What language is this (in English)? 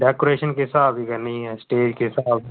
Dogri